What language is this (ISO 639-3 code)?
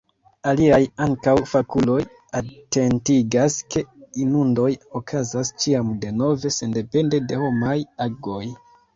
epo